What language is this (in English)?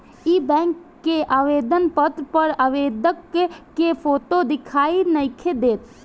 Bhojpuri